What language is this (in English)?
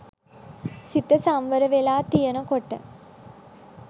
Sinhala